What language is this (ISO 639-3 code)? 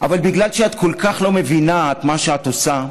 heb